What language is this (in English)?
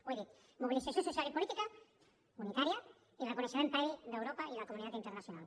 Catalan